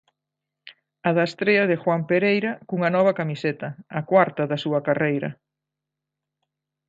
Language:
Galician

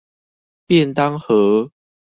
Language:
Chinese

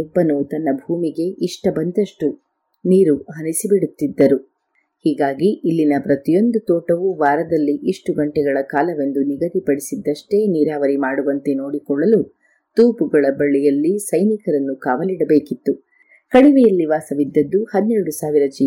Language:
Kannada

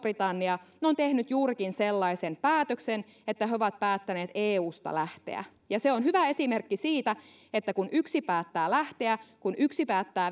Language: Finnish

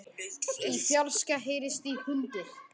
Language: Icelandic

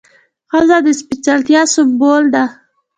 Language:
Pashto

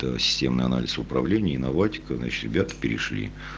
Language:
Russian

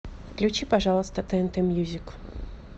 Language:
Russian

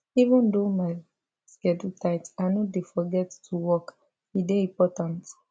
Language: Nigerian Pidgin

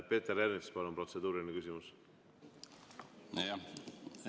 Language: Estonian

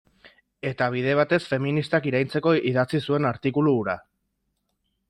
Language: Basque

